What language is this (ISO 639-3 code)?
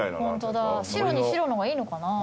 jpn